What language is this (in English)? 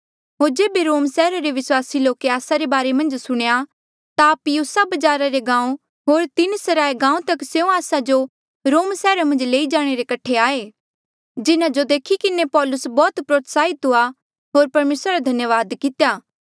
Mandeali